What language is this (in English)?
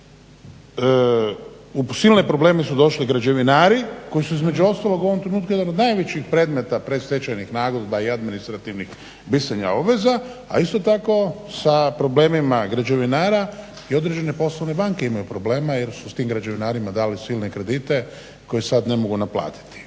Croatian